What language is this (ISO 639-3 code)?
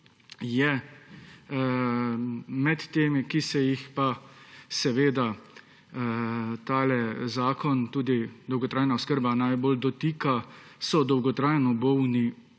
slv